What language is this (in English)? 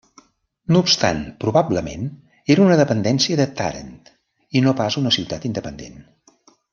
Catalan